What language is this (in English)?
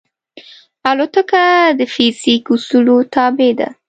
Pashto